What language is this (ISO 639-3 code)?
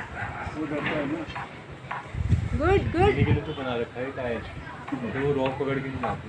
hin